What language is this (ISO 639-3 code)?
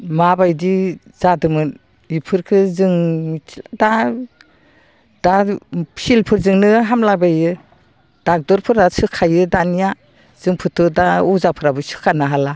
brx